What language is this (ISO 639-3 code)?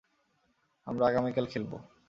ben